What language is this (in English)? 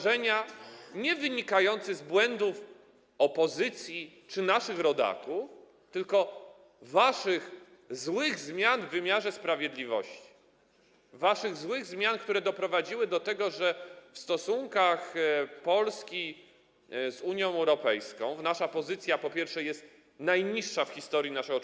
Polish